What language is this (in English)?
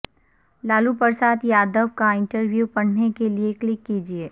Urdu